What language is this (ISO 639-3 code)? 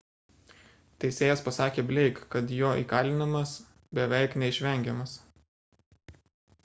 lit